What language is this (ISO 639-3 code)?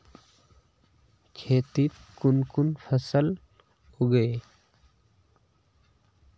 mag